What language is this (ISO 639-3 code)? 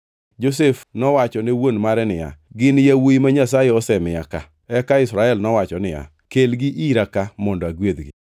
luo